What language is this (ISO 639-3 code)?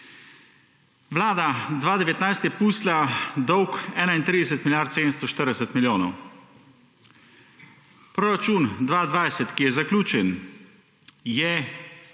slv